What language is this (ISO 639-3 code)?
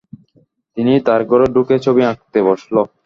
ben